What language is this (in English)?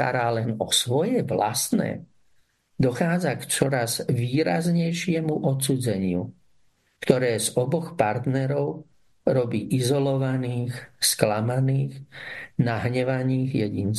Slovak